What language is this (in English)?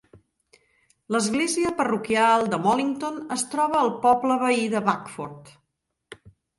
Catalan